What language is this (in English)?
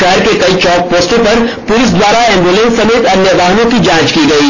Hindi